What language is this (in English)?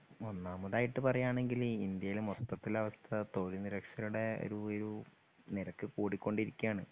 Malayalam